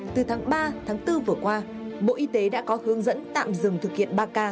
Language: Vietnamese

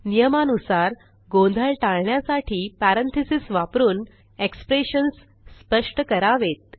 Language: Marathi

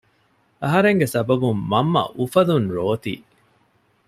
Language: Divehi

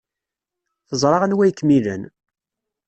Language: Kabyle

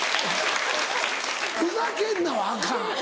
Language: Japanese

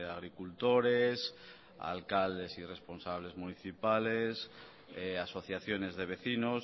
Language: Spanish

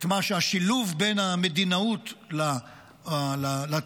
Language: Hebrew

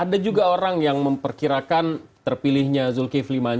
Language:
Indonesian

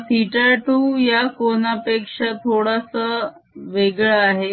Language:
Marathi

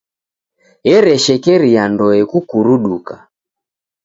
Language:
Taita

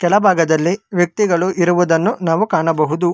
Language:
Kannada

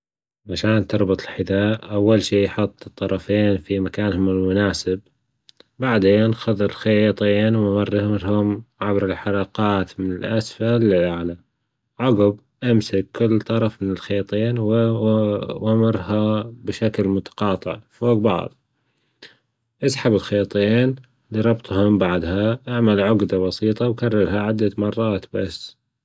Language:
Gulf Arabic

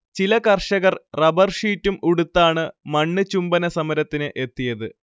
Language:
Malayalam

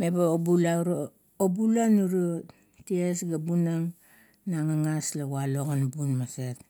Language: Kuot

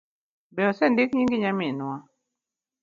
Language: Luo (Kenya and Tanzania)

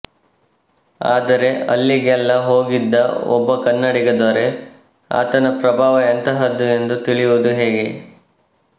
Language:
Kannada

